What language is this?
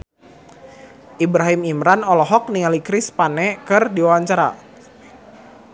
Sundanese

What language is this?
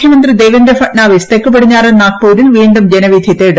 Malayalam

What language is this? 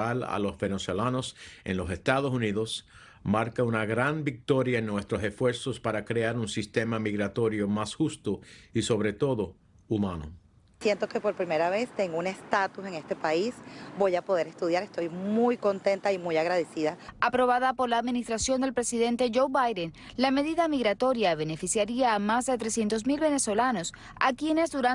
Spanish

